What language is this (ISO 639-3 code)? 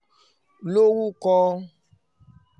yor